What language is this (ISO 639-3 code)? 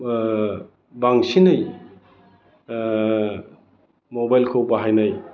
brx